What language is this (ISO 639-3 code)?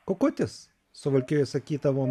lit